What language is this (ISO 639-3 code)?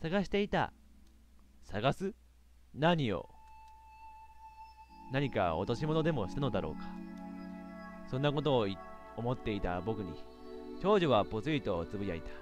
jpn